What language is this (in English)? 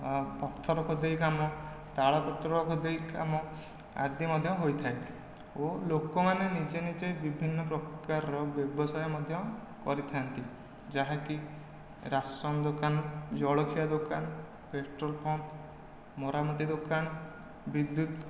Odia